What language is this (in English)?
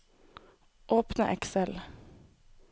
Norwegian